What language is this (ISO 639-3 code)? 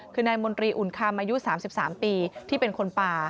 tha